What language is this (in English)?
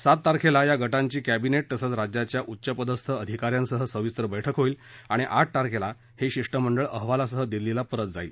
Marathi